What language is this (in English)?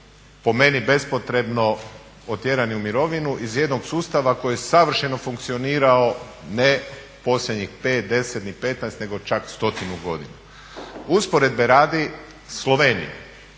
Croatian